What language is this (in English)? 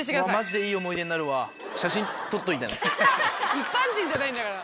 Japanese